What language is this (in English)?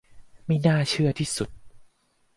Thai